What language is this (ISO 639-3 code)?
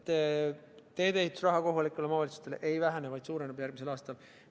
est